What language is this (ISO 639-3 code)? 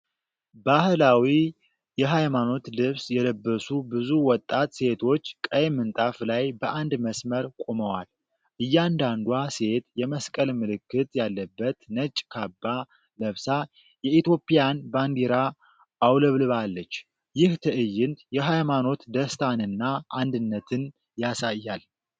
amh